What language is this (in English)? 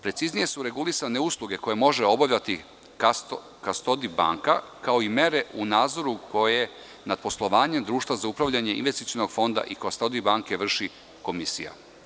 Serbian